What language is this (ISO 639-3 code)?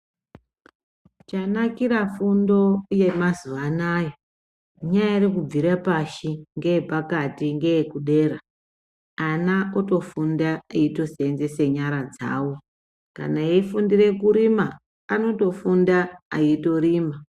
ndc